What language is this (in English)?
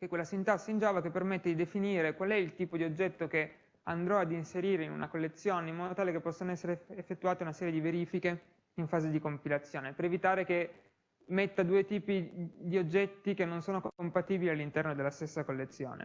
Italian